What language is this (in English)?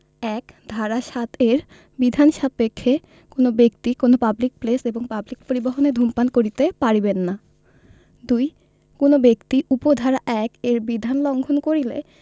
Bangla